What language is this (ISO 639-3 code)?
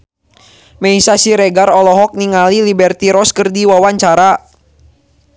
sun